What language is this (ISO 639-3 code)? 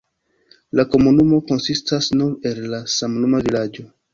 epo